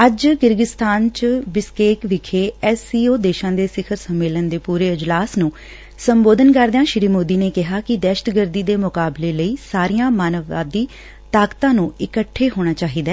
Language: Punjabi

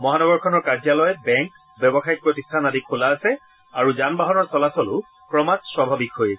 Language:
Assamese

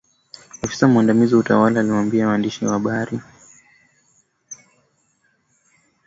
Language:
Swahili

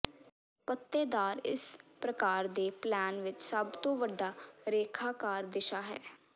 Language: Punjabi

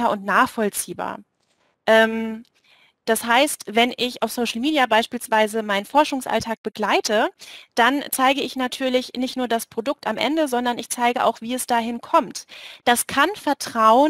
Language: German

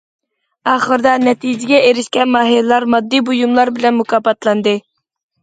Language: Uyghur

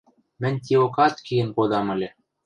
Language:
Western Mari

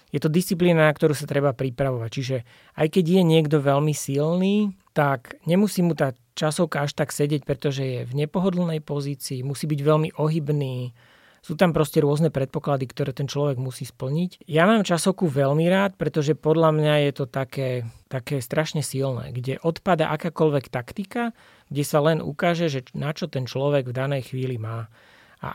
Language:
Slovak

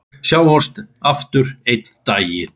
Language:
Icelandic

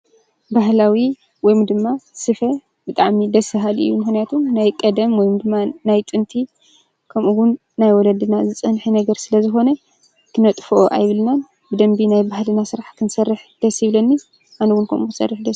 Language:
Tigrinya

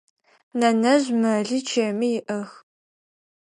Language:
Adyghe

